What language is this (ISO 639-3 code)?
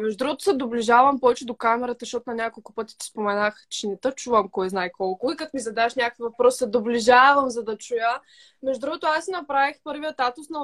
bul